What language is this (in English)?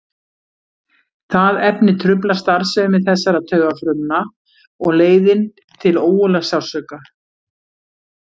Icelandic